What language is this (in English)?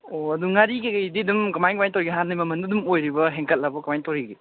Manipuri